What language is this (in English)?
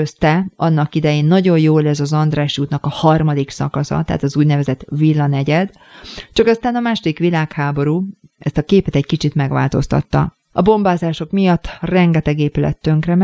Hungarian